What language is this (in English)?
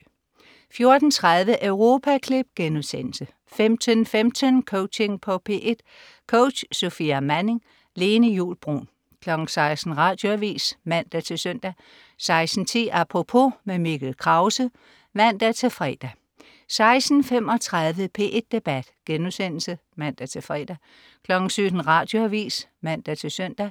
Danish